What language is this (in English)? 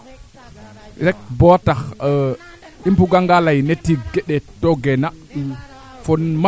Serer